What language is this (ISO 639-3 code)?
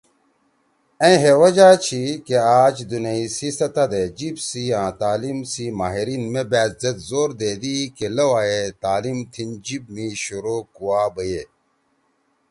trw